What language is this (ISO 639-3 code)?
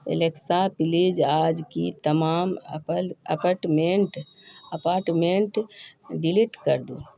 urd